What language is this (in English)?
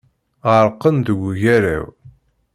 Kabyle